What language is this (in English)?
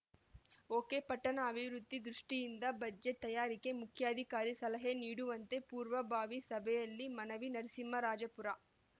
Kannada